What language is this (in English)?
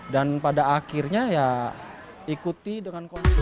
Indonesian